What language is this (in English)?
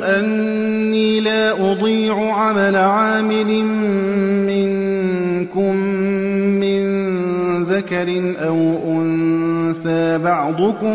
Arabic